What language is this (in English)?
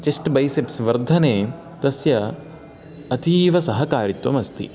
Sanskrit